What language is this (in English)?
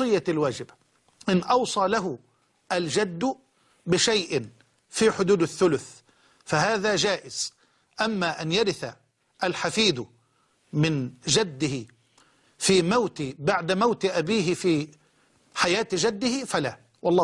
Arabic